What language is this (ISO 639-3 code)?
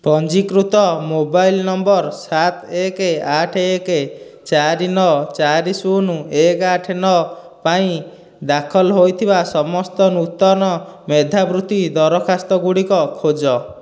ori